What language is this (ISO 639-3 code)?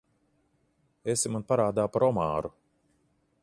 lav